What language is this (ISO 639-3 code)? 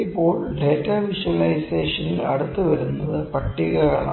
mal